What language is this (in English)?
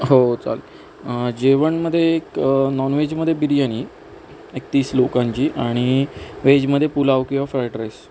Marathi